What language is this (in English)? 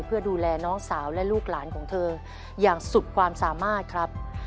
Thai